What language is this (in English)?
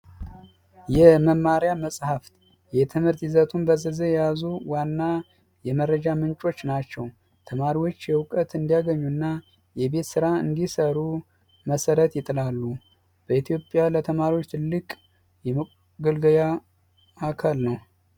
Amharic